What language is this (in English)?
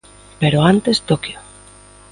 Galician